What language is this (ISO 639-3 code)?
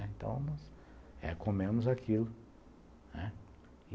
por